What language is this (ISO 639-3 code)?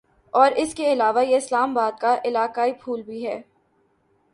urd